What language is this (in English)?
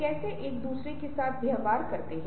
Hindi